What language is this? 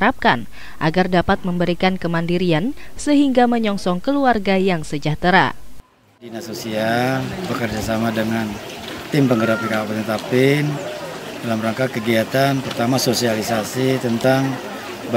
Indonesian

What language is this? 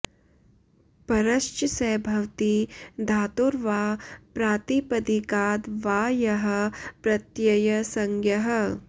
Sanskrit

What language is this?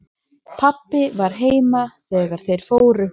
Icelandic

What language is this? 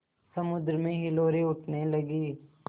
Hindi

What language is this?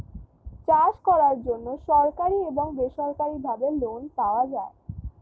Bangla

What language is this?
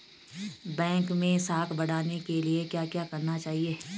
Hindi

